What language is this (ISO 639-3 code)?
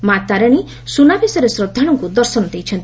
ori